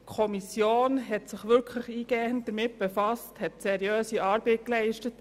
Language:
Swiss German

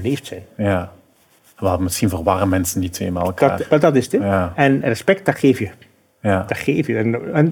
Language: Dutch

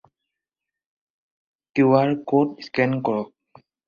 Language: Assamese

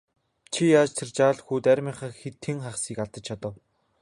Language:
Mongolian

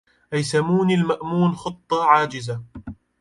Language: Arabic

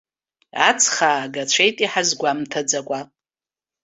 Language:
Abkhazian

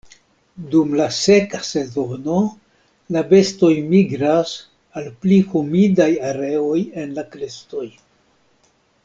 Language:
Esperanto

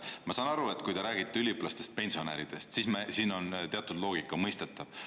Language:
Estonian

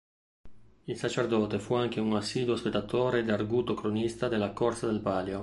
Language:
Italian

